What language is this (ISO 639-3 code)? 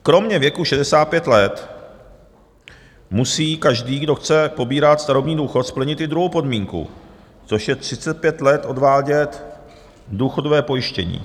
ces